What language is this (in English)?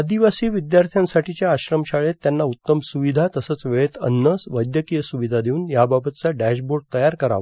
Marathi